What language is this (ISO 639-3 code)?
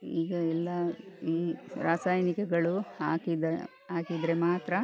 kan